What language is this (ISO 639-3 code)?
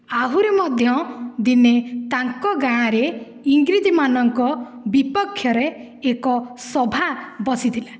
ori